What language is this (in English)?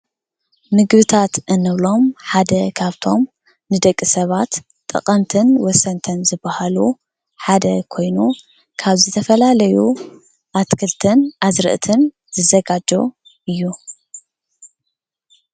Tigrinya